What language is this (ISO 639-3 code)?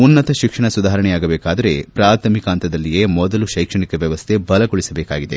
kan